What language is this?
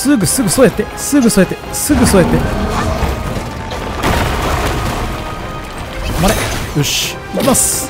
Japanese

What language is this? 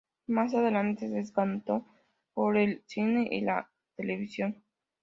Spanish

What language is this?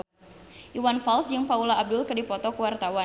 Sundanese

